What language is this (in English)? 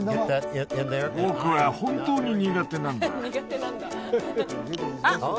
Japanese